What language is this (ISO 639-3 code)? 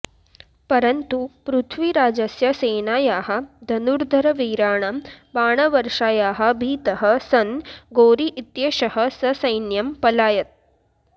san